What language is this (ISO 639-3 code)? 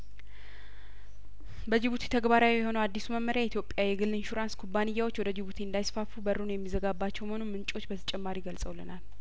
amh